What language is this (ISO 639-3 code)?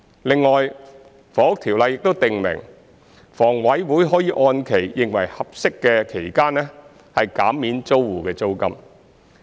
yue